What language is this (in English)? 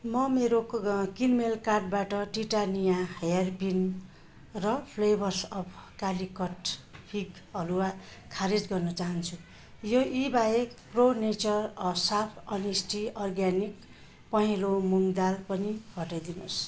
Nepali